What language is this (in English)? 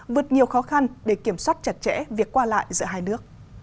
Vietnamese